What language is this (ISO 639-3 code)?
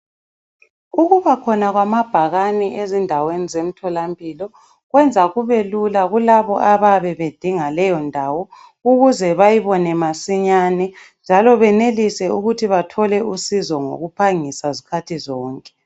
nde